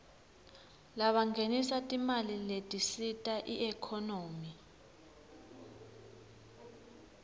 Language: Swati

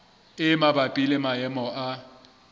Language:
Southern Sotho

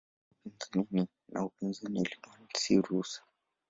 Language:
Swahili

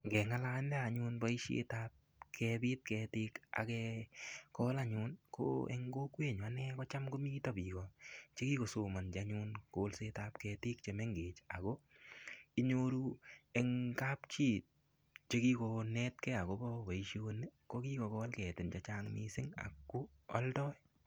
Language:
Kalenjin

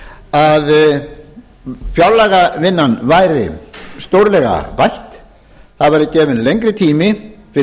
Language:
Icelandic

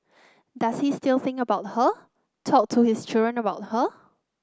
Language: English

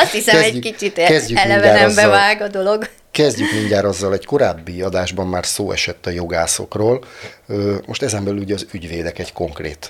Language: Hungarian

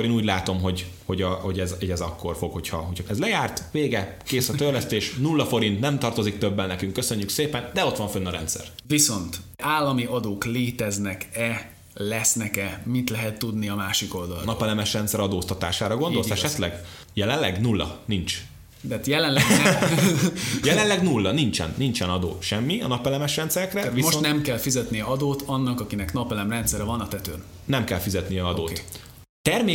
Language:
Hungarian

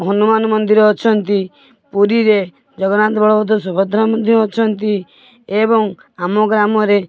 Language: Odia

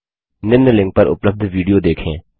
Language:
Hindi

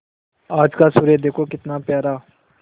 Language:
Hindi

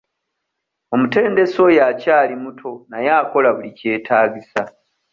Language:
Ganda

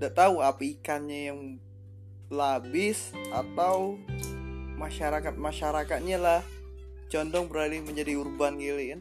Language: Indonesian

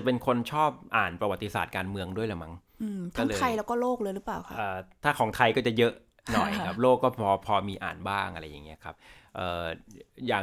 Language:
Thai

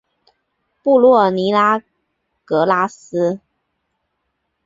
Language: Chinese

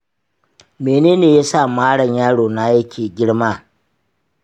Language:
Hausa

